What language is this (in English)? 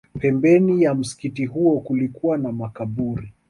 Swahili